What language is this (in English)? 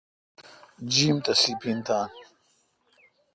Kalkoti